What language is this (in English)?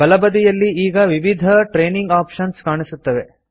Kannada